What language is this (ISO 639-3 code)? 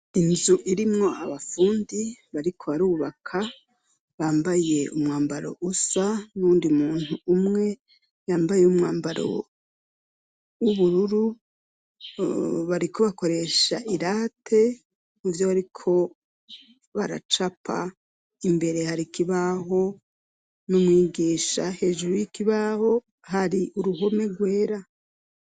run